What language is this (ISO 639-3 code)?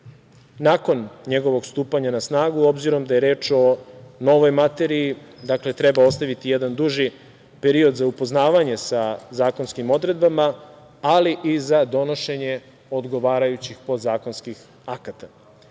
srp